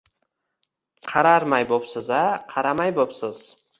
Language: Uzbek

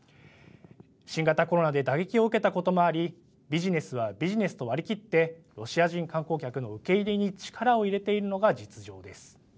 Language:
Japanese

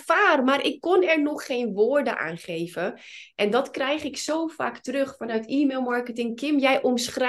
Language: Dutch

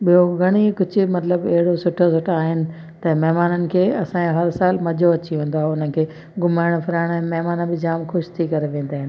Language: Sindhi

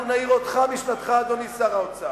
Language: Hebrew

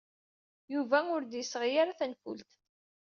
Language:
Kabyle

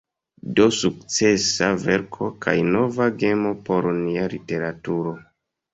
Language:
Esperanto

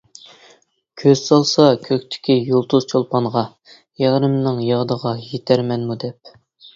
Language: Uyghur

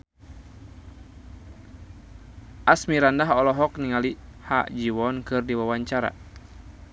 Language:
Sundanese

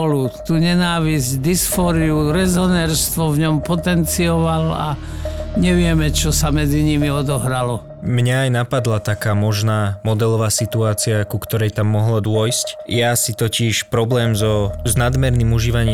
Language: Slovak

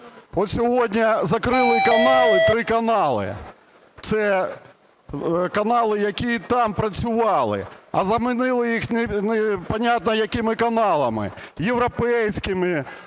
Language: Ukrainian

